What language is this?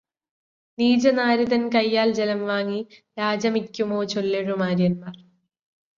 Malayalam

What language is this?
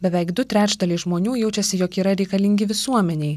Lithuanian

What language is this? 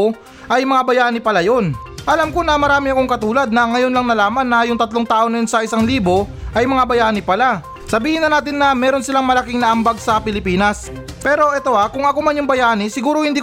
Filipino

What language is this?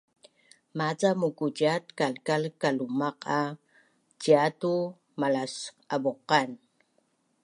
Bunun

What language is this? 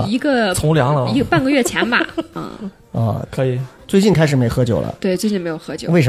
Chinese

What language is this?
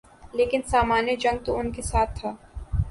Urdu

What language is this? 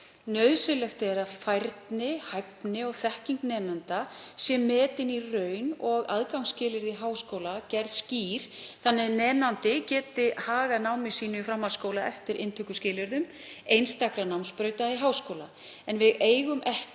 Icelandic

